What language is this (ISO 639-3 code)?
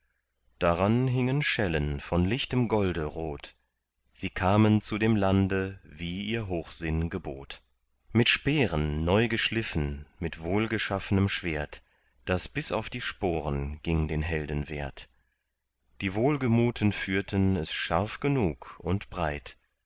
deu